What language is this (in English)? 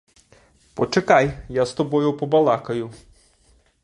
Ukrainian